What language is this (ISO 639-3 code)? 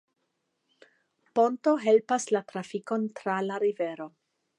epo